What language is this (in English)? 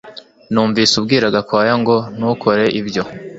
Kinyarwanda